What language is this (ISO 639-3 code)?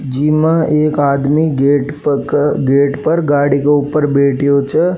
raj